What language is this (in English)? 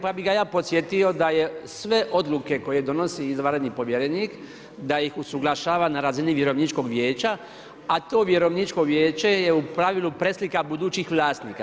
Croatian